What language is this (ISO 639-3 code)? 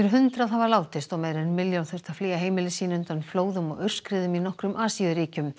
isl